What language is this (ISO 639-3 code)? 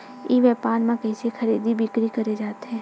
hne